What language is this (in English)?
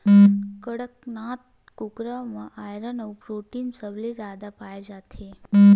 Chhattisgarhi